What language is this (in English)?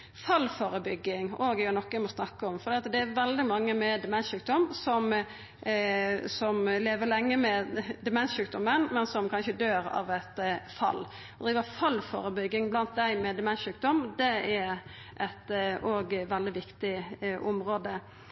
Norwegian Nynorsk